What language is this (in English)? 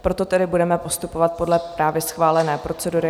Czech